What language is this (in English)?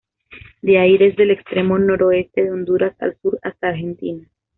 Spanish